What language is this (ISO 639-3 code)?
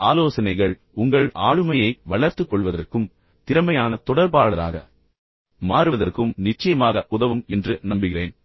tam